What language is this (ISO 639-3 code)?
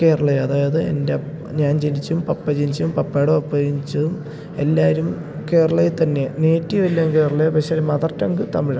mal